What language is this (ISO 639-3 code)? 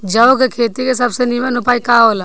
bho